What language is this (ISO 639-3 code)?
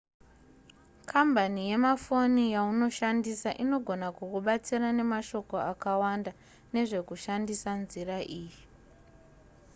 sna